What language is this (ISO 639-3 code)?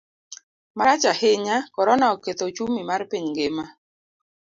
luo